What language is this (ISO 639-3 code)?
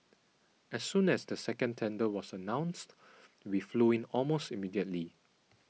eng